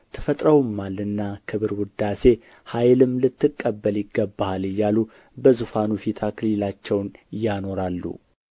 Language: Amharic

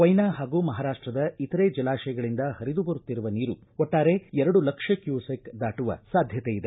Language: Kannada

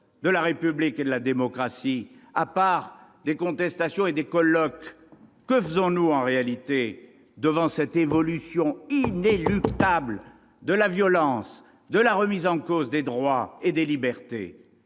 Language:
French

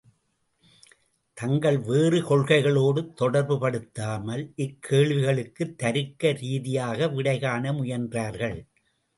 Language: Tamil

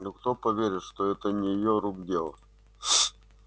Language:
Russian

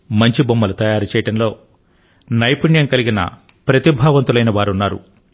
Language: Telugu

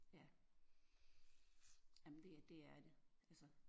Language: Danish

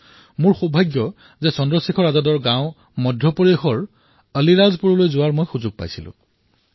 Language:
Assamese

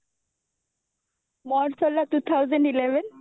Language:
Odia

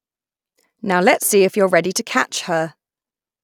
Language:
English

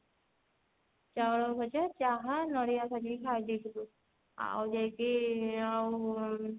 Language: Odia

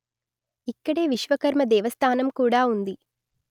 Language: Telugu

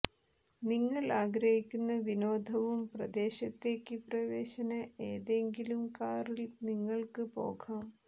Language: Malayalam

